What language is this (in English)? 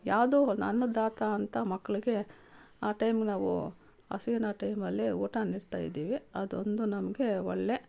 Kannada